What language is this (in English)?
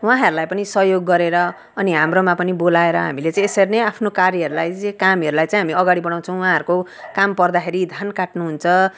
Nepali